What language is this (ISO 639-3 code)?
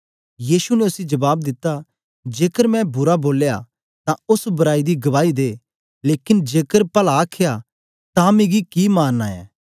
doi